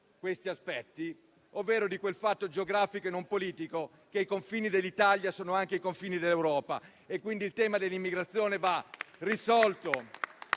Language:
Italian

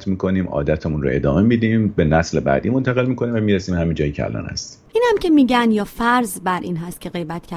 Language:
Persian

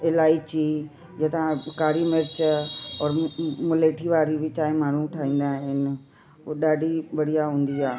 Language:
Sindhi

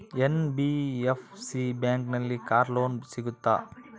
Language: Kannada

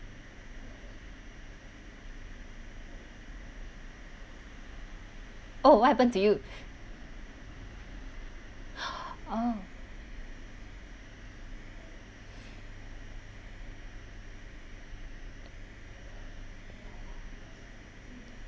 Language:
English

